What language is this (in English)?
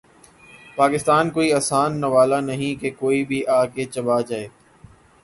Urdu